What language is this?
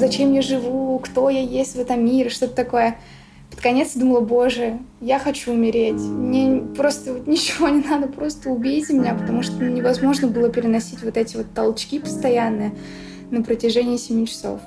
Russian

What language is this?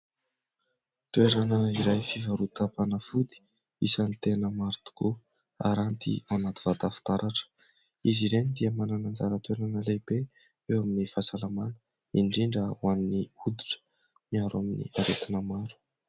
Malagasy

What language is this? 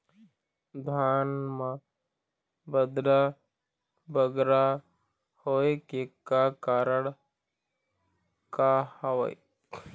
Chhattisgarhi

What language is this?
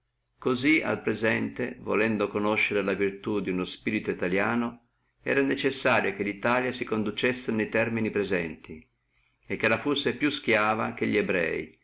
Italian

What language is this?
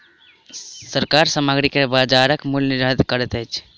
Maithili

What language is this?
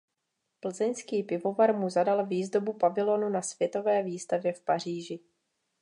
Czech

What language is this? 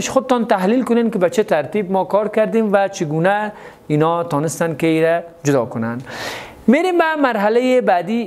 Persian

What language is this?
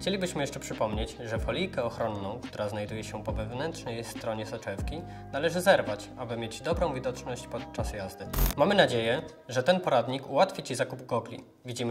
Polish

